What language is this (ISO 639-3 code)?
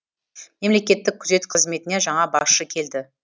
kaz